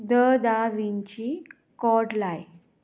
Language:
Konkani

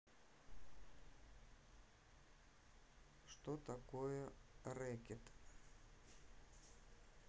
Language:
Russian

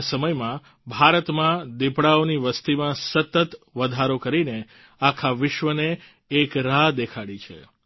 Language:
Gujarati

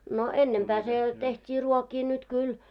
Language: Finnish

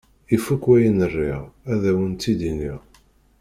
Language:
Kabyle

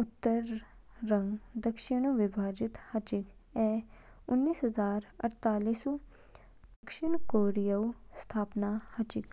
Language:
Kinnauri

